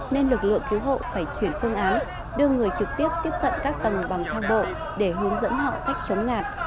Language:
Vietnamese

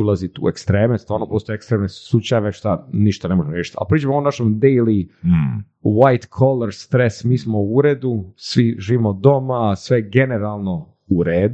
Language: Croatian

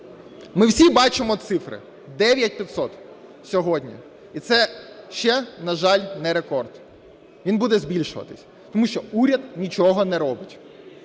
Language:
Ukrainian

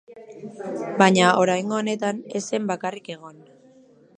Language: Basque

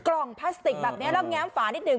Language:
Thai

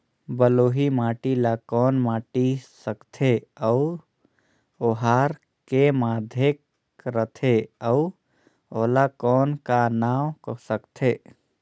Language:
Chhattisgarhi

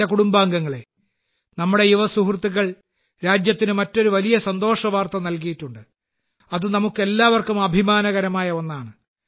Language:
Malayalam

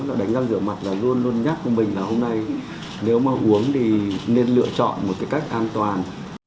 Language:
Vietnamese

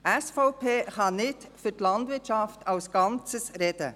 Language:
Swiss German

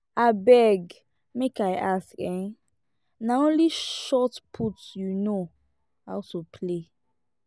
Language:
Nigerian Pidgin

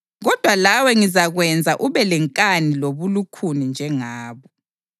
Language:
North Ndebele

